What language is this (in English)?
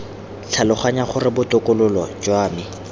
Tswana